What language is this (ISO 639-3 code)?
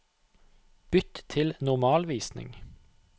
nor